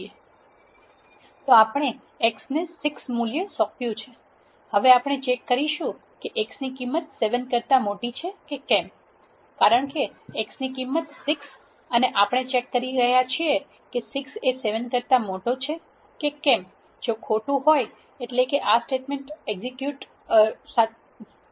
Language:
Gujarati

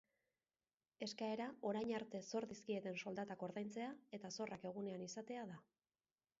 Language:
Basque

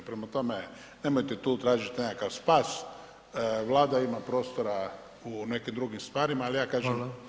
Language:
Croatian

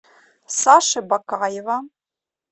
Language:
Russian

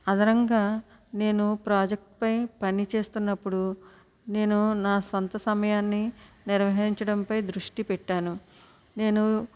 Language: Telugu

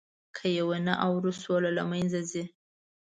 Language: Pashto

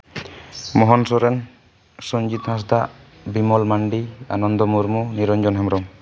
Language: Santali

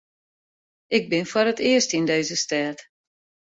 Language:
Western Frisian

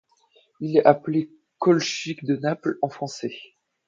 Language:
French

